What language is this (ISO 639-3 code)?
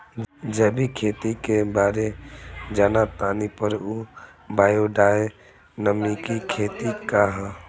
bho